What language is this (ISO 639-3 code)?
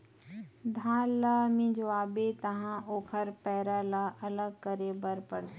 hne